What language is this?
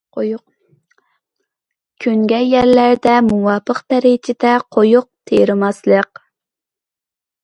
Uyghur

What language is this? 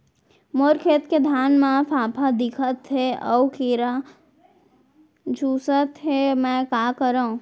Chhattisgarhi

